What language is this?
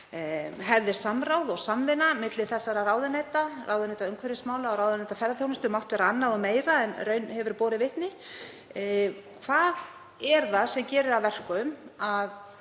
Icelandic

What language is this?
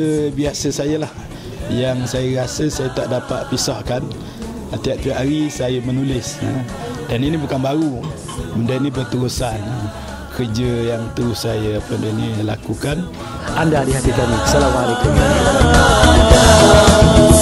Malay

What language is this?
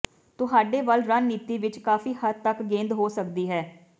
Punjabi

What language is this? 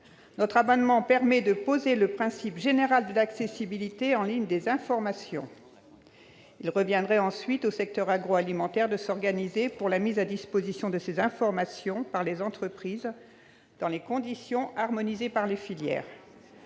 French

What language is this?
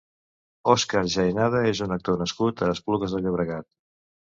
Catalan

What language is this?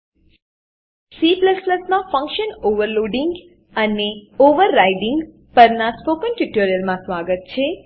Gujarati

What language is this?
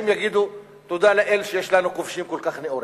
Hebrew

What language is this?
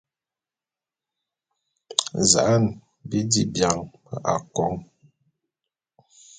Bulu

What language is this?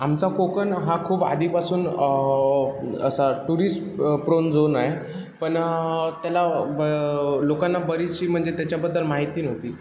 Marathi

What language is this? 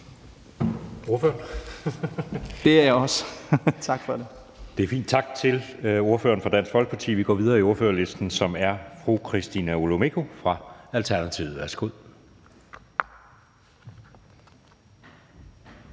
Danish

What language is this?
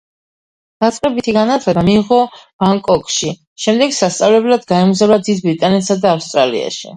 Georgian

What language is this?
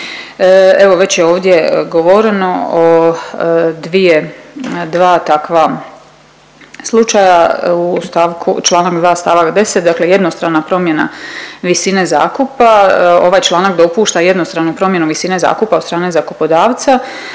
Croatian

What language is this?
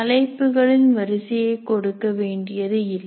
Tamil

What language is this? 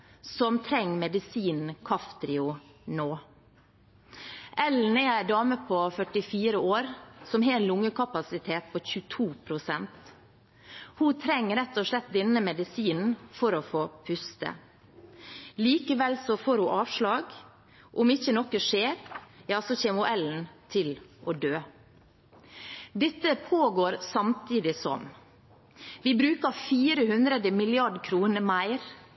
Norwegian Bokmål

